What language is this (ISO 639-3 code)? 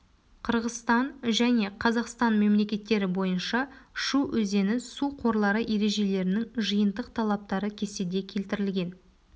kaz